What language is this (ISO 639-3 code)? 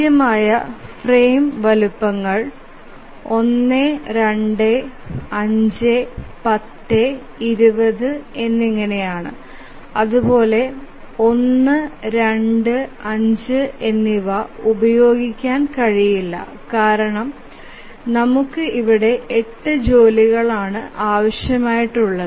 mal